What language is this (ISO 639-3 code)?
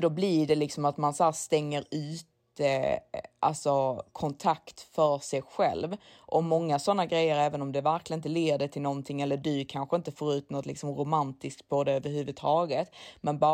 swe